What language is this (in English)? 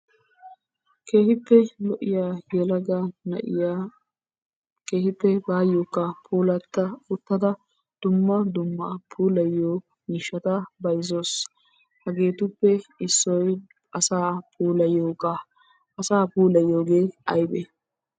Wolaytta